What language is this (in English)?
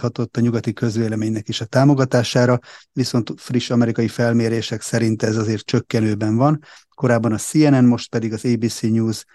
Hungarian